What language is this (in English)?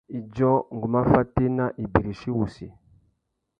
Tuki